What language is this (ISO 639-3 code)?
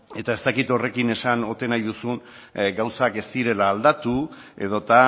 eus